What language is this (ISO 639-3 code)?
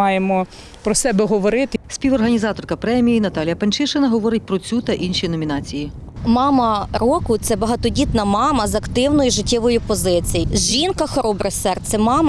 ukr